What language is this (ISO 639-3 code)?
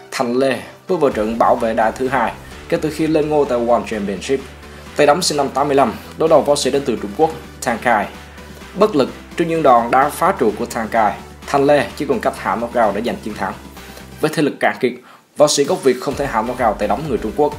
vie